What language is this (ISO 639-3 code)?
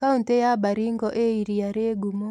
kik